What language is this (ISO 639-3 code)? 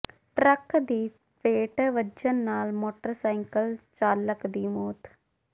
pan